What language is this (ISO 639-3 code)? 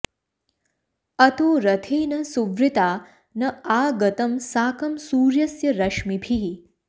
san